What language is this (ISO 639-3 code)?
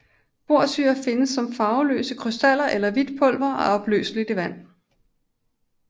dan